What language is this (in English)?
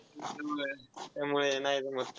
Marathi